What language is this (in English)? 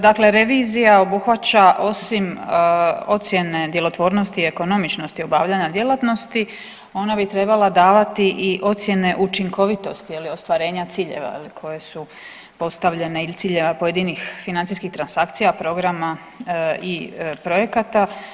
Croatian